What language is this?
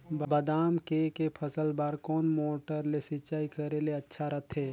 Chhattisgarhi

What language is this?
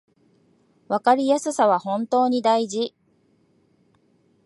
Japanese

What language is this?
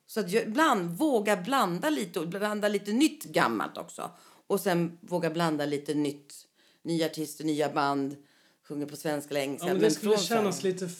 Swedish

